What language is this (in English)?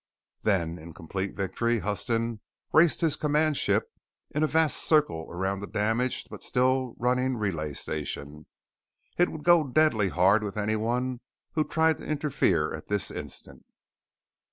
English